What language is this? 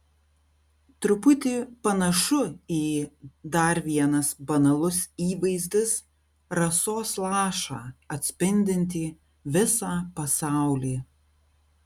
Lithuanian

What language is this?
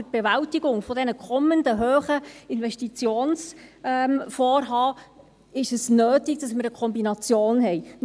Swiss German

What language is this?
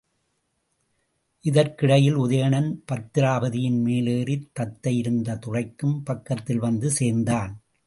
Tamil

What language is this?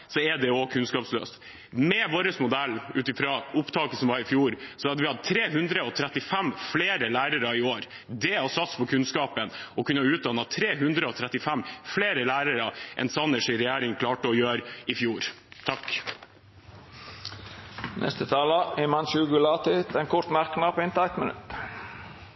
Norwegian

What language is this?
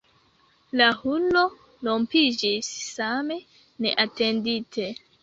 Esperanto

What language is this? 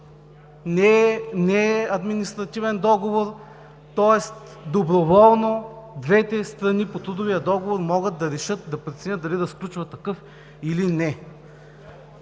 Bulgarian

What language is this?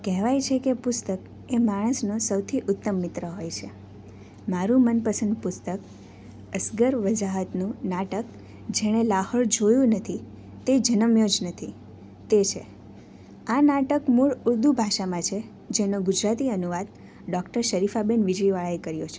Gujarati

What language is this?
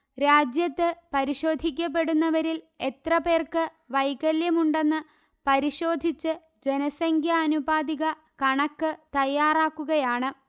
Malayalam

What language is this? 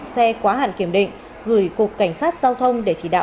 Vietnamese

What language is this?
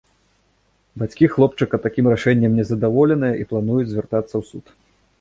Belarusian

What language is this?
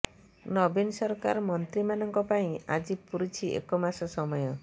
Odia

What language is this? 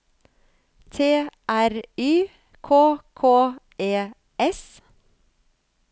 Norwegian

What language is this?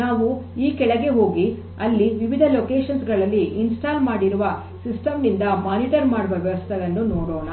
Kannada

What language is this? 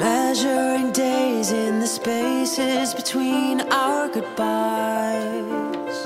English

